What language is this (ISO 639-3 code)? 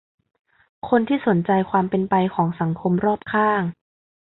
tha